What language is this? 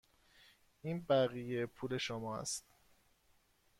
Persian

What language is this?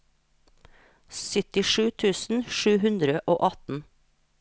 Norwegian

